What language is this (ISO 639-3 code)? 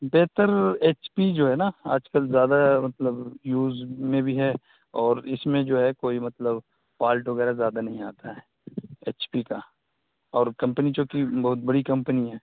urd